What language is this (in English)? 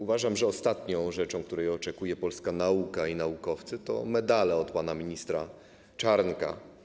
Polish